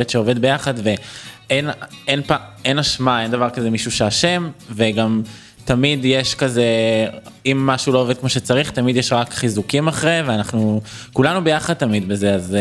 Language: Hebrew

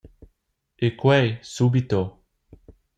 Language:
Romansh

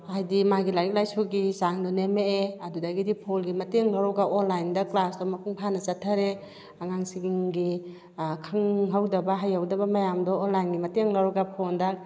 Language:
Manipuri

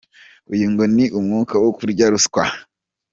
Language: Kinyarwanda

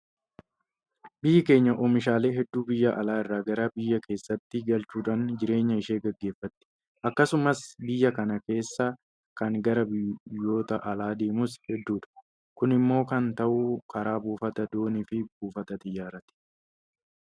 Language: Oromo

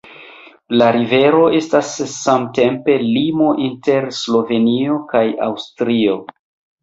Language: Esperanto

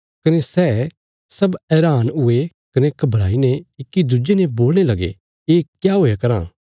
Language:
Bilaspuri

